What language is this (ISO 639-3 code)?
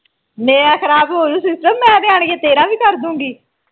pan